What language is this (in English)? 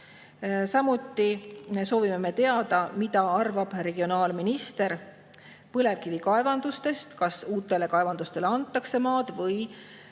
Estonian